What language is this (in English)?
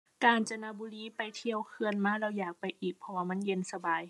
Thai